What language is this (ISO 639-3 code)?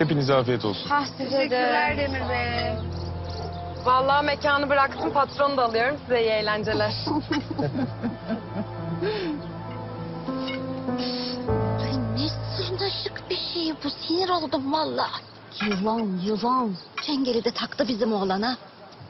tur